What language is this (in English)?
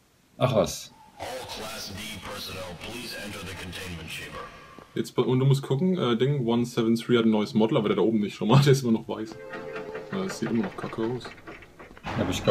German